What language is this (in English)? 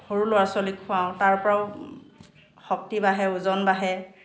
Assamese